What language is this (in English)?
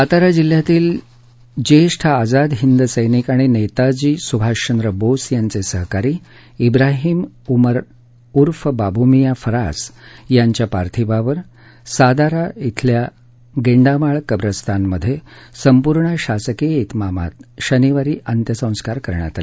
Marathi